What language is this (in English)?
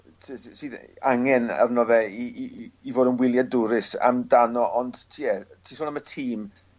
Welsh